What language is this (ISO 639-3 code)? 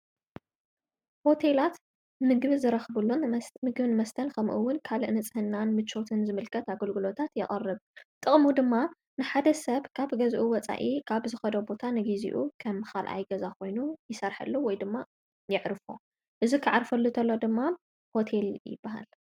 tir